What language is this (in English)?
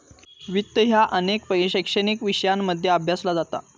Marathi